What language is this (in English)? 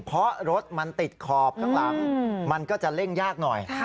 Thai